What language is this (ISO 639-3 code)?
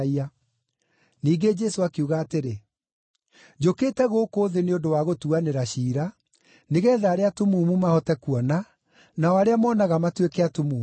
kik